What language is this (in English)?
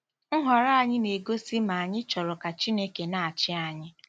Igbo